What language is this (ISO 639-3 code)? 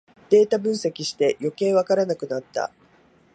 jpn